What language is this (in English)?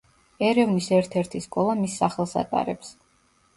Georgian